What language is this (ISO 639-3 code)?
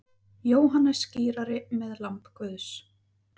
isl